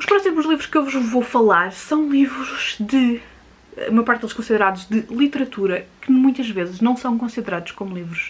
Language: Portuguese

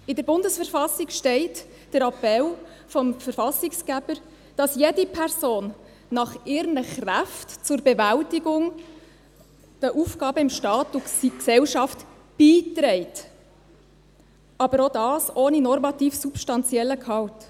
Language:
Swiss German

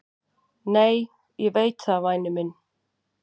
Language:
Icelandic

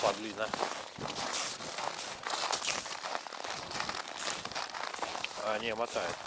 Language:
Russian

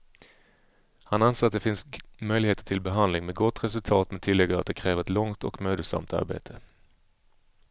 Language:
Swedish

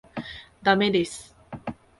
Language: Japanese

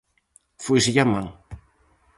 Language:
Galician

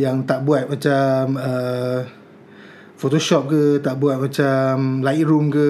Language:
Malay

